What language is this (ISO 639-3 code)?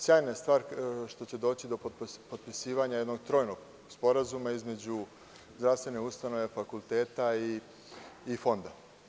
srp